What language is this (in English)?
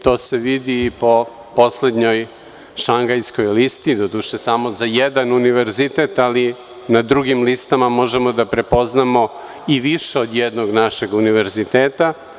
Serbian